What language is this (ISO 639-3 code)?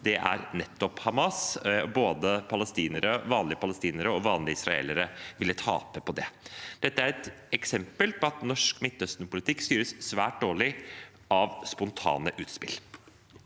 nor